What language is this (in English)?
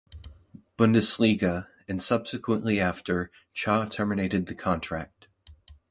English